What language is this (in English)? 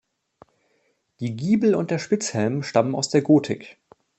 German